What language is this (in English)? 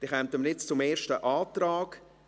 Swiss German